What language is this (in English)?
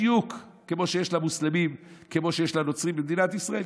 Hebrew